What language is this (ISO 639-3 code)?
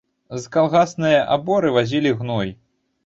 bel